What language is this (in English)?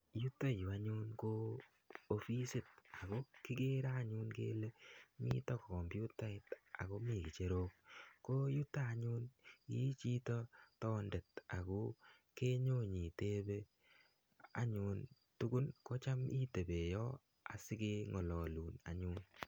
Kalenjin